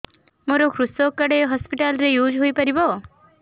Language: Odia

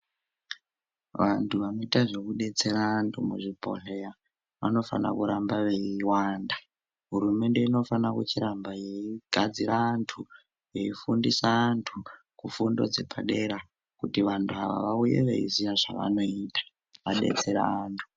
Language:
Ndau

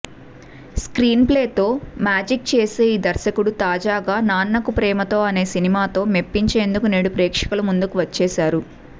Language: Telugu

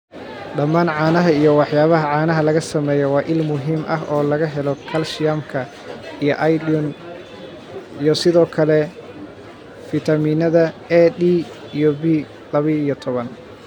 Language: Somali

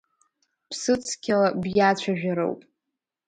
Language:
Abkhazian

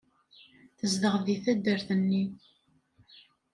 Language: Kabyle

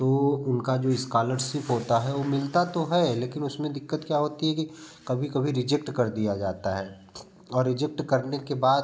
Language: Hindi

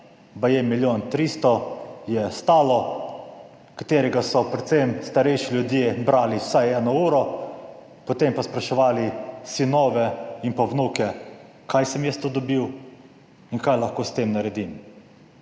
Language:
Slovenian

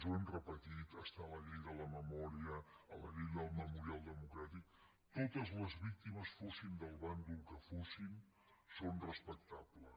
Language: Catalan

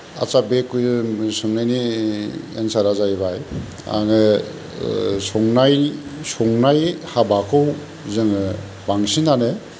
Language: Bodo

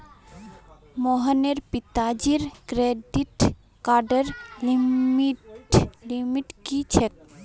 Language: Magahi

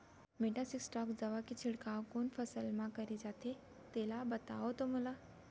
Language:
Chhattisgarhi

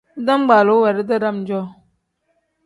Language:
Tem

